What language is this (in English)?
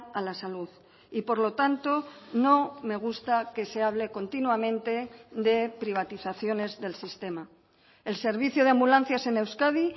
Spanish